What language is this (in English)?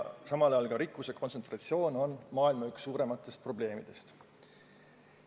Estonian